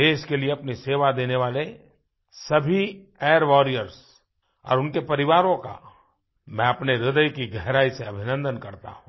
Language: Hindi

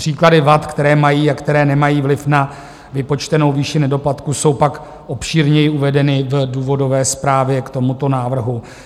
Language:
Czech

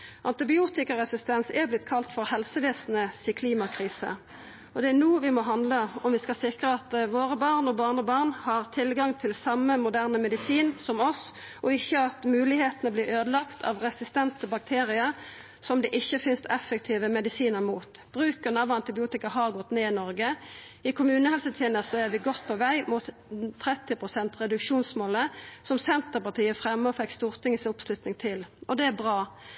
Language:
Norwegian Nynorsk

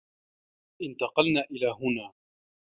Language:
Arabic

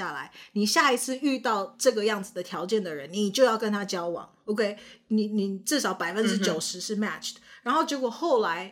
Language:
Chinese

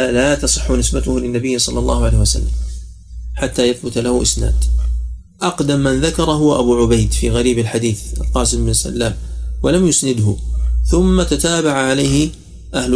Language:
Arabic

